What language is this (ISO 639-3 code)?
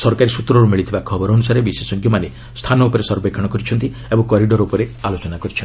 ori